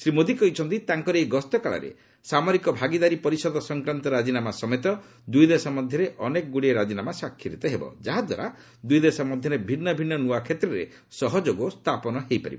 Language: Odia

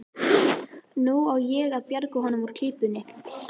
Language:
Icelandic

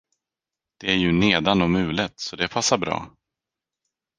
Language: Swedish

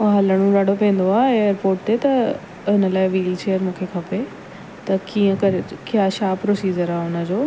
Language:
Sindhi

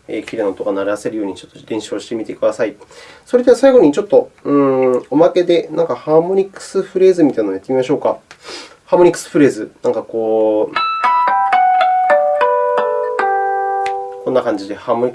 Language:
Japanese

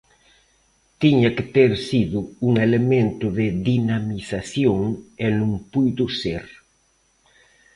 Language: Galician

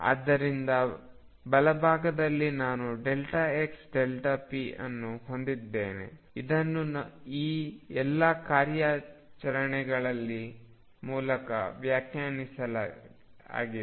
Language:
Kannada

